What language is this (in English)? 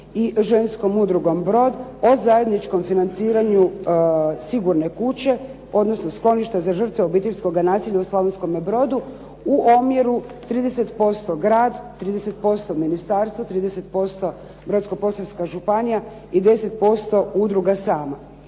Croatian